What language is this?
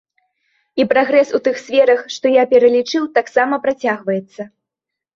Belarusian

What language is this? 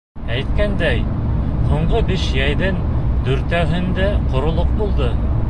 Bashkir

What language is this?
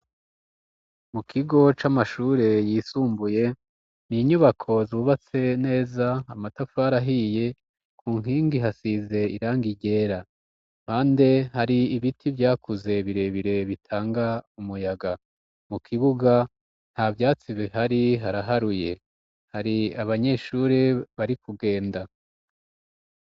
Rundi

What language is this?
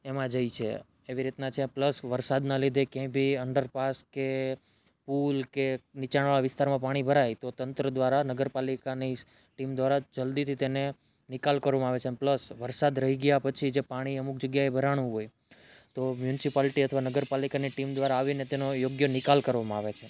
Gujarati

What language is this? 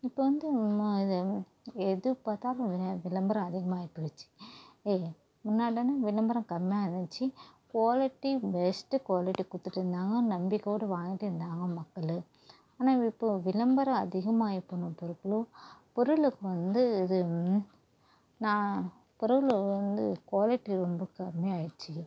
Tamil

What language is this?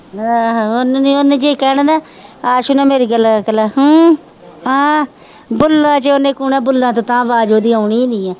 Punjabi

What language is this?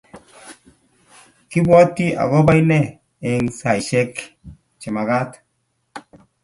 Kalenjin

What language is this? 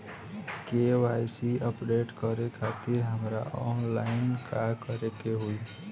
Bhojpuri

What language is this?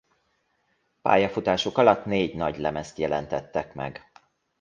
Hungarian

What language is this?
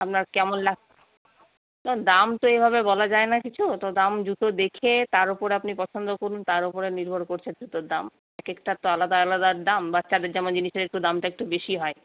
Bangla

